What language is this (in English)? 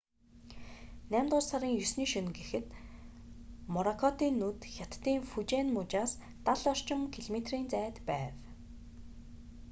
Mongolian